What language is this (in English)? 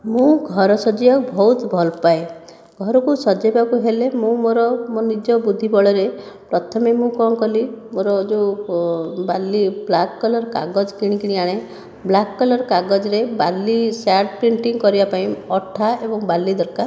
Odia